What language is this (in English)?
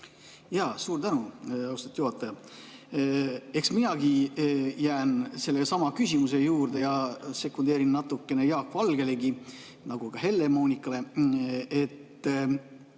Estonian